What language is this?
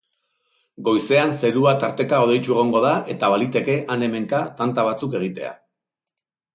Basque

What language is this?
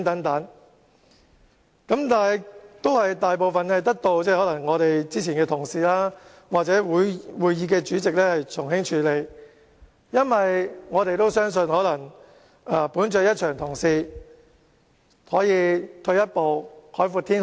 Cantonese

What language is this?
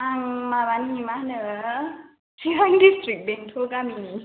Bodo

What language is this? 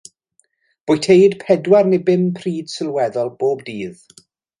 Welsh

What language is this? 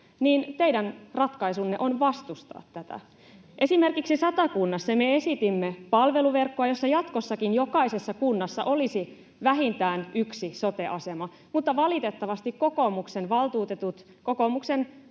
Finnish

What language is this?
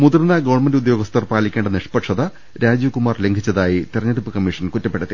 Malayalam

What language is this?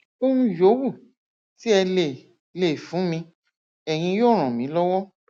Yoruba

